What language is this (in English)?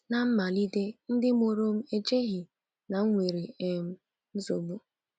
Igbo